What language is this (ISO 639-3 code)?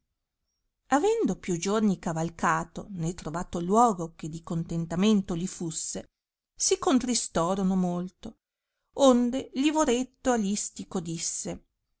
ita